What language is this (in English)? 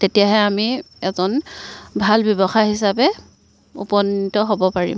Assamese